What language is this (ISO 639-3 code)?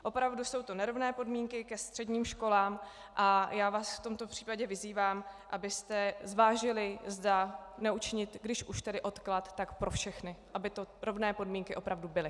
ces